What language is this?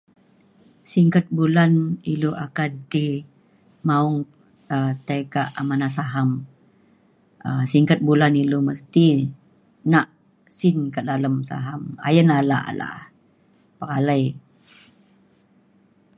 Mainstream Kenyah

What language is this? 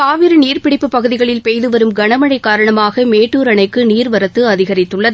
Tamil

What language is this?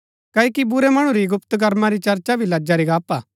Gaddi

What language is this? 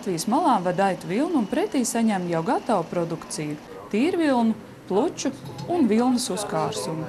Latvian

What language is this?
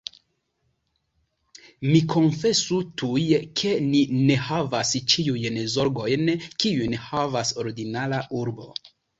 Esperanto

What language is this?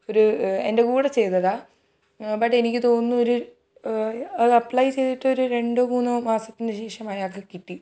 Malayalam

